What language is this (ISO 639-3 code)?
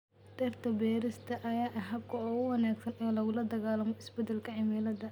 som